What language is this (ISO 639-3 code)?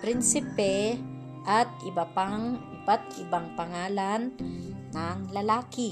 fil